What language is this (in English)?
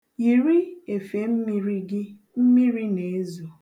Igbo